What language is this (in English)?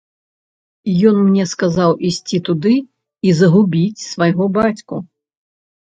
Belarusian